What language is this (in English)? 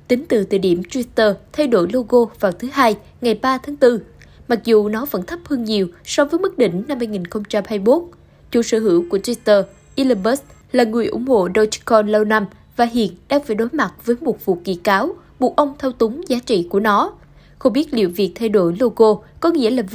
Vietnamese